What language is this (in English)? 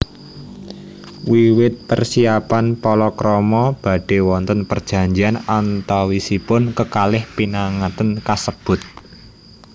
Javanese